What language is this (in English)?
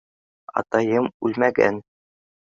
Bashkir